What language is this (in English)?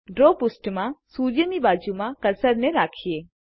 Gujarati